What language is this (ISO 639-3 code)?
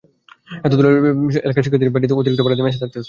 ben